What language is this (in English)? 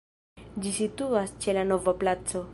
Esperanto